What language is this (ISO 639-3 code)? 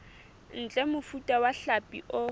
sot